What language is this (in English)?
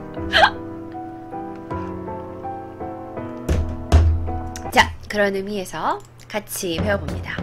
Korean